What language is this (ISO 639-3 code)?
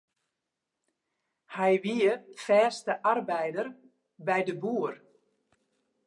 fry